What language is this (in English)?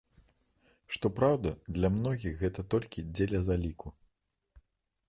Belarusian